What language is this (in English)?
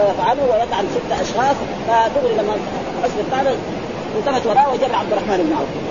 Arabic